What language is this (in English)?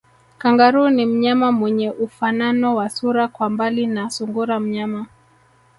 Swahili